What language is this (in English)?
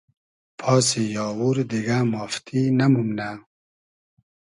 Hazaragi